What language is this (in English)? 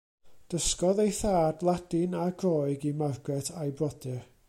Welsh